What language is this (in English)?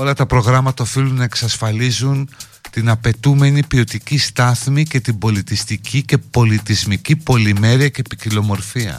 Greek